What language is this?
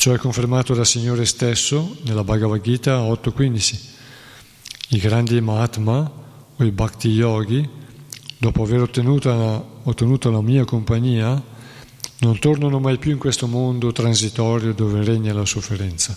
Italian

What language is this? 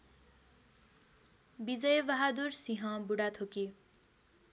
Nepali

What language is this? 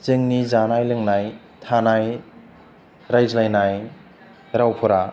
Bodo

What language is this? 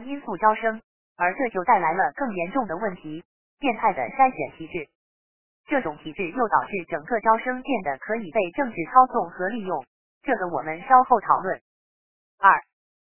Chinese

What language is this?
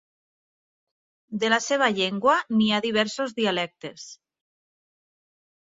Catalan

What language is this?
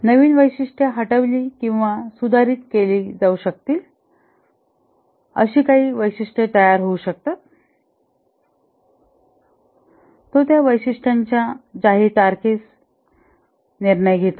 Marathi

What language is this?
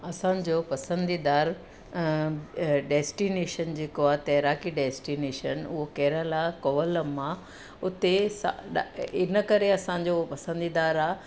Sindhi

